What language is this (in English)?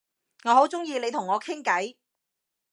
Cantonese